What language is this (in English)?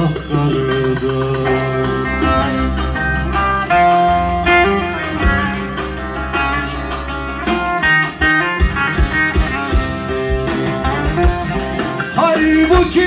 Turkish